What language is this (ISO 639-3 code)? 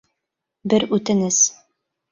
bak